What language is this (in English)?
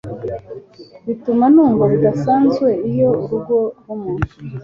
Kinyarwanda